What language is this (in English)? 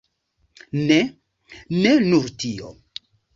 Esperanto